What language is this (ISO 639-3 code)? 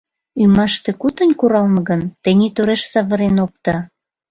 chm